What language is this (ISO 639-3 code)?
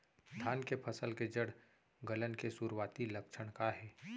hne